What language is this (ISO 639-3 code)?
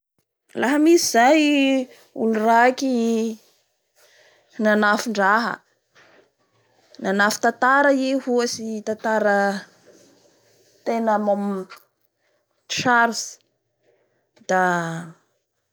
bhr